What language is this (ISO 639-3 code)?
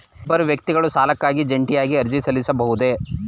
kan